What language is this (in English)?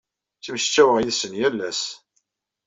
Kabyle